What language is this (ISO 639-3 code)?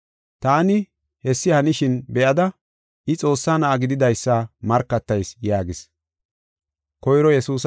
gof